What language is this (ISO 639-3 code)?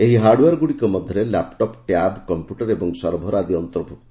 ori